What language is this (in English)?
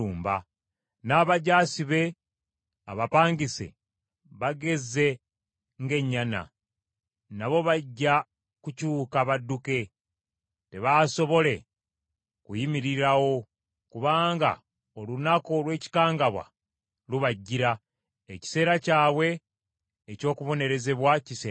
Ganda